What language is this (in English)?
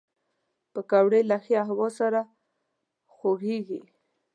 Pashto